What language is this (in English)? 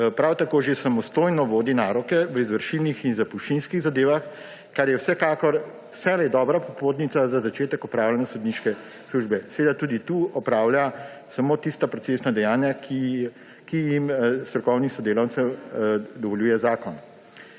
Slovenian